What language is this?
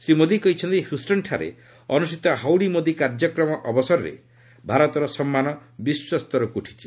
Odia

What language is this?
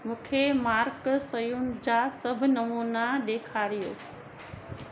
Sindhi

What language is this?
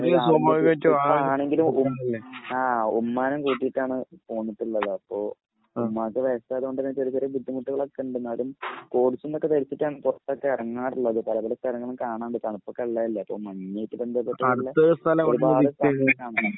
Malayalam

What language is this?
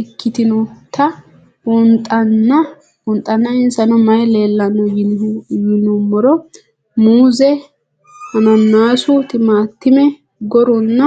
Sidamo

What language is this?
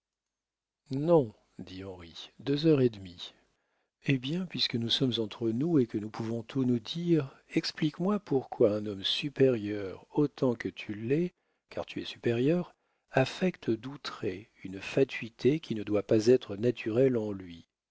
French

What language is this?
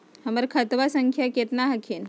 Magahi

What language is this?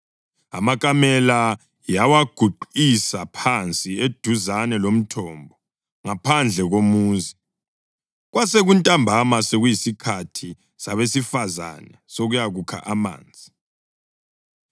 North Ndebele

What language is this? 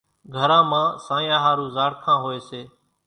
Kachi Koli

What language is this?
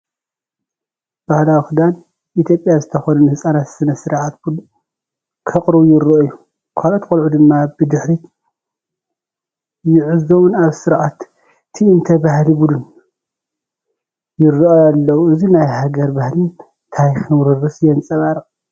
Tigrinya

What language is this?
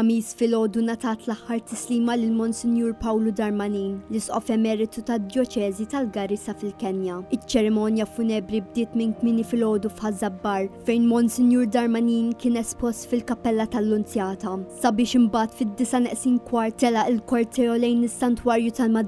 Arabic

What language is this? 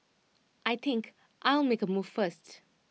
English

